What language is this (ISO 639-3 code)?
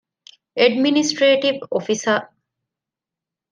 div